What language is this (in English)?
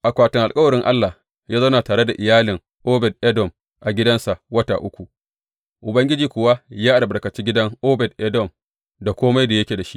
Hausa